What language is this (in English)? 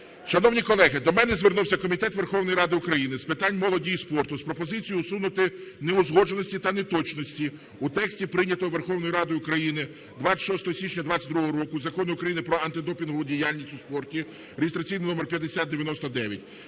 Ukrainian